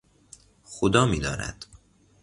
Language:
Persian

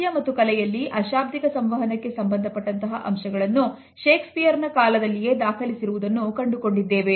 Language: Kannada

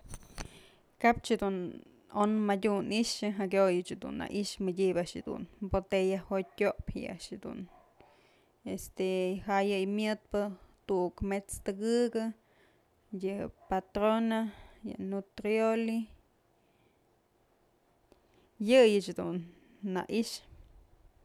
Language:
Mazatlán Mixe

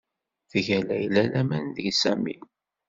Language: Kabyle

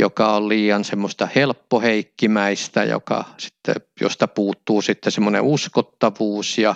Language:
Finnish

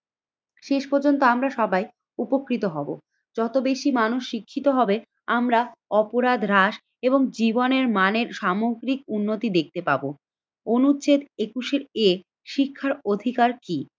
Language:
Bangla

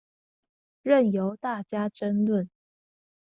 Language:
Chinese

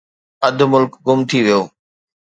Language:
Sindhi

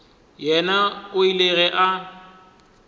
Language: Northern Sotho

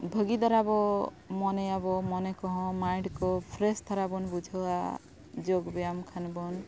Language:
Santali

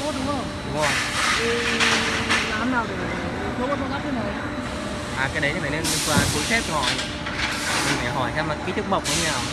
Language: Vietnamese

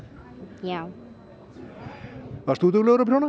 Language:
Icelandic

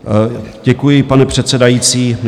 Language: Czech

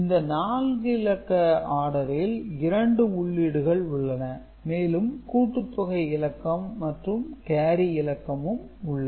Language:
Tamil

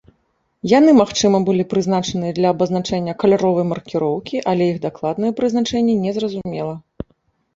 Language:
Belarusian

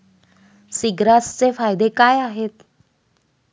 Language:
Marathi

